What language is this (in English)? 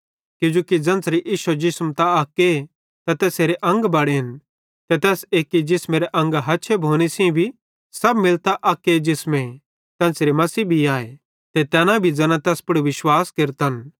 Bhadrawahi